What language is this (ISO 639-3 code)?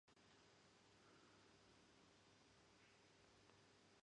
ckb